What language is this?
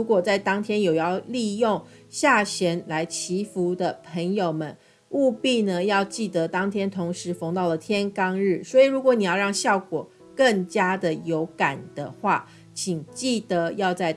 Chinese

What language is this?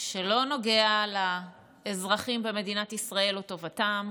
Hebrew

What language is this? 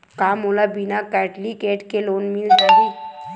Chhattisgarhi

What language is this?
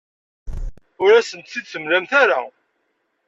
Kabyle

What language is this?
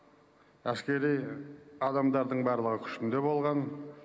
Kazakh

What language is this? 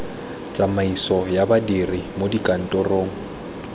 Tswana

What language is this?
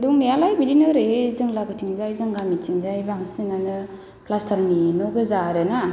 Bodo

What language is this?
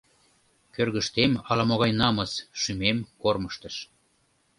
Mari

